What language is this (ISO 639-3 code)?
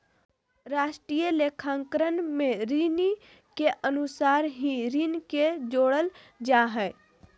mag